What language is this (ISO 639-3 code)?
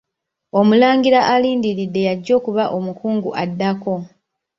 lug